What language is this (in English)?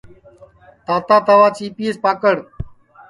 Sansi